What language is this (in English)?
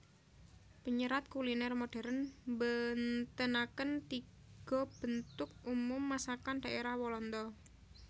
Javanese